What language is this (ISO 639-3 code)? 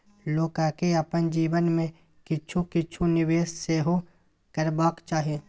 mai